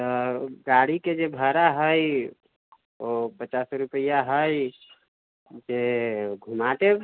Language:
Maithili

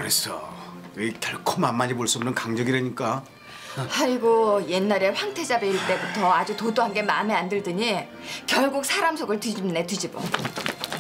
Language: Korean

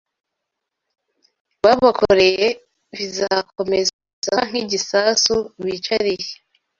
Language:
Kinyarwanda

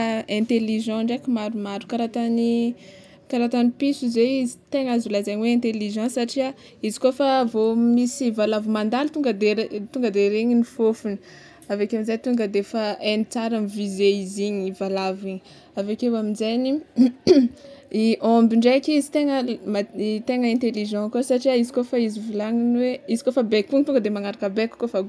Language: Tsimihety Malagasy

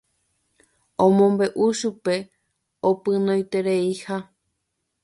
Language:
Guarani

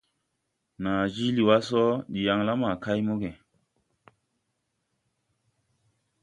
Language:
Tupuri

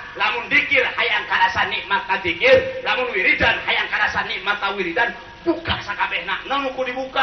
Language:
Indonesian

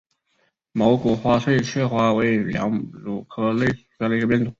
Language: Chinese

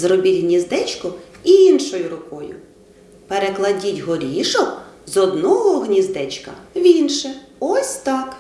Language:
Ukrainian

